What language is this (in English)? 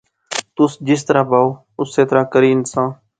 Pahari-Potwari